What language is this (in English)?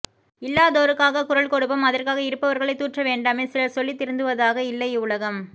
Tamil